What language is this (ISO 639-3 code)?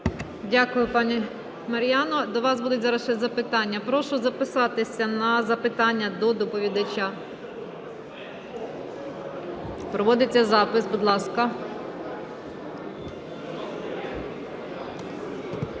ukr